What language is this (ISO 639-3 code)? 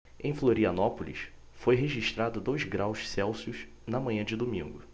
por